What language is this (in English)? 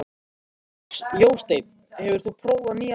Icelandic